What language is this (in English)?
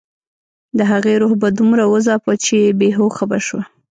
Pashto